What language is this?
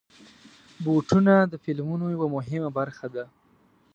Pashto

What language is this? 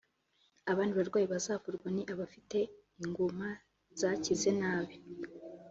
Kinyarwanda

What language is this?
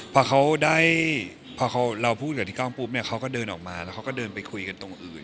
Thai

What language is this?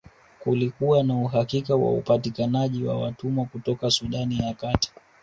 Swahili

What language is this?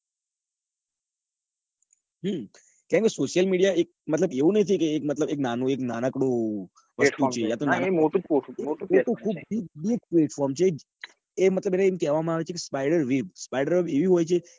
Gujarati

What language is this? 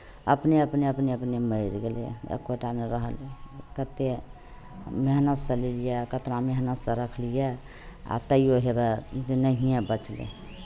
Maithili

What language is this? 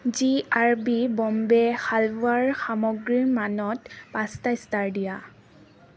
Assamese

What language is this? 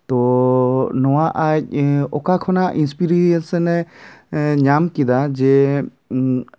Santali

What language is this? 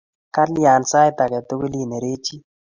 Kalenjin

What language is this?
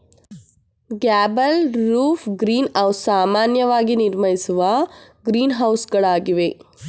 Kannada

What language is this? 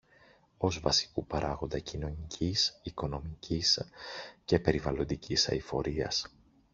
Greek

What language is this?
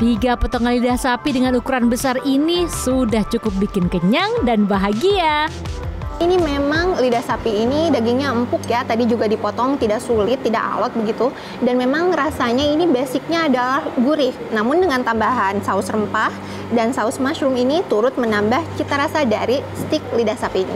Indonesian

